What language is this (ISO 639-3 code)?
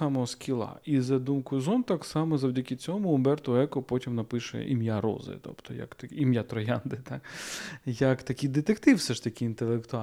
ukr